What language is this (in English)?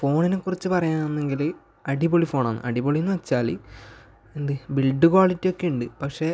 Malayalam